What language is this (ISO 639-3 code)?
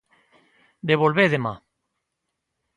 glg